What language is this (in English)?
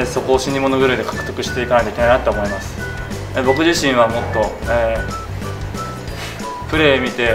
Japanese